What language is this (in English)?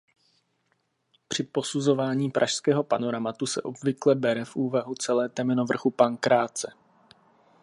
Czech